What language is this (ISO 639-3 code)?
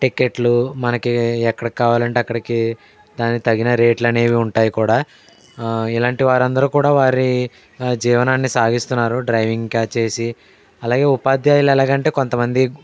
tel